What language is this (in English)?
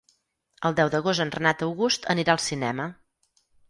Catalan